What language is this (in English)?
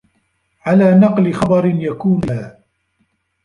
Arabic